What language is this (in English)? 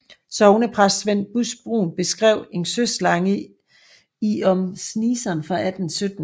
Danish